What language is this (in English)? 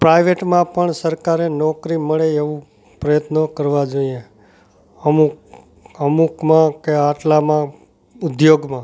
Gujarati